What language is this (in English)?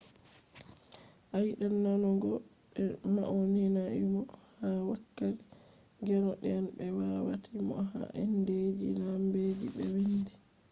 Fula